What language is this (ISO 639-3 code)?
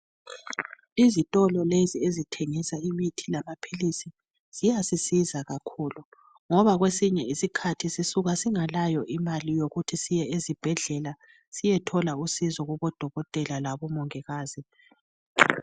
nde